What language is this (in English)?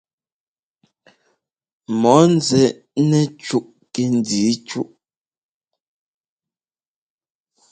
Ngomba